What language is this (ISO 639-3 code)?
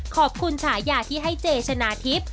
tha